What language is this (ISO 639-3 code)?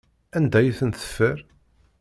kab